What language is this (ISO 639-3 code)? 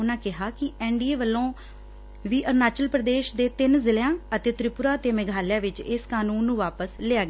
pan